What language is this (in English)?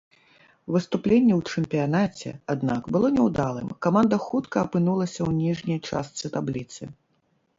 Belarusian